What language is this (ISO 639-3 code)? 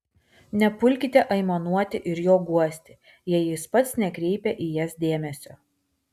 lit